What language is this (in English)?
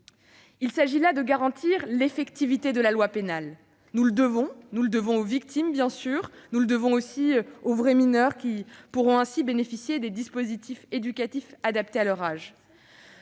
French